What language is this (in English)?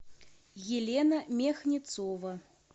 Russian